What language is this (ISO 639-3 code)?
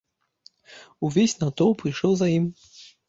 bel